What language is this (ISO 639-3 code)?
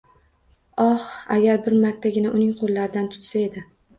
uzb